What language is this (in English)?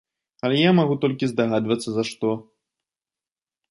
Belarusian